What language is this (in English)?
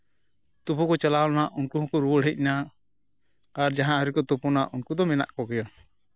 Santali